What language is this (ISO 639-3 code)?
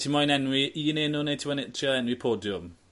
cym